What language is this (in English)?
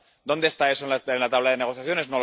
Spanish